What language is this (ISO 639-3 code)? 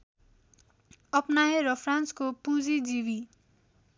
nep